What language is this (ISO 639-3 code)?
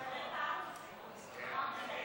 heb